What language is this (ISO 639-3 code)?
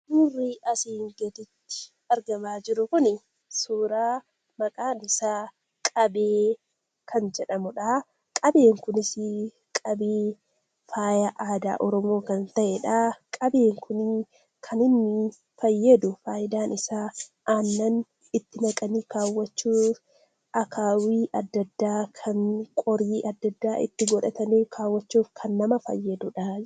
orm